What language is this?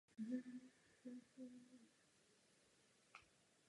Czech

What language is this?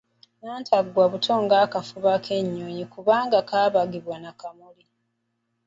Ganda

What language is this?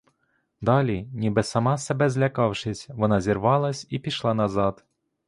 Ukrainian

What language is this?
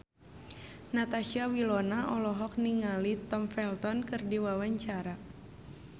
Sundanese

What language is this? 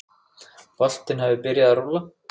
Icelandic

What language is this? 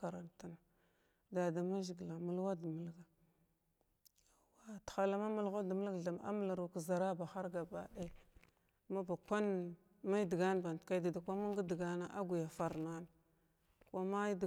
Glavda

